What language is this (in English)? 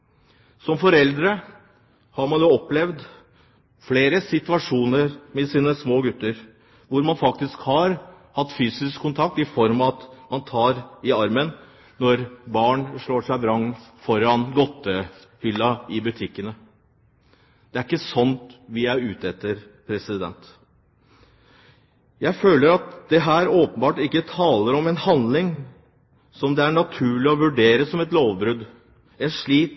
Norwegian Bokmål